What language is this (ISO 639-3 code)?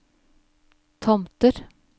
nor